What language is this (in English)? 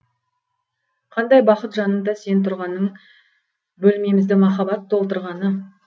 Kazakh